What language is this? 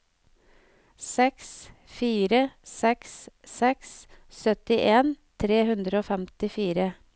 Norwegian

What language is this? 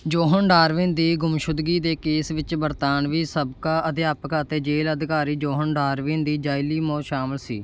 Punjabi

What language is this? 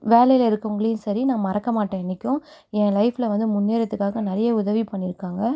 Tamil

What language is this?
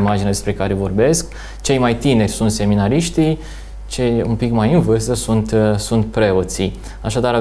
Romanian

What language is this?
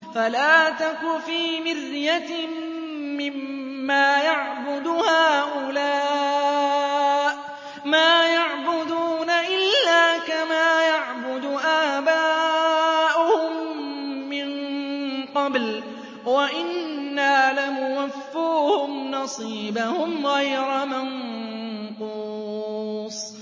Arabic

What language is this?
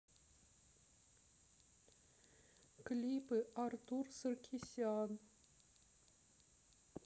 Russian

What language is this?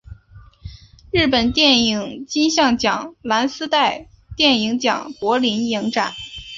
Chinese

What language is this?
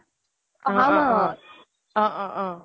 Assamese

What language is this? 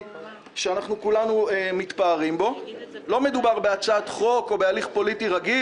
Hebrew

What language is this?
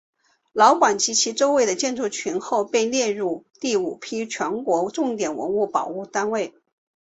Chinese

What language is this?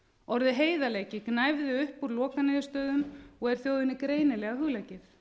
Icelandic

